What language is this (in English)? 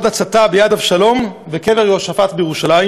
Hebrew